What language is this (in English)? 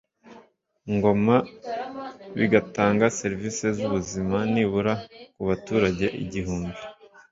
Kinyarwanda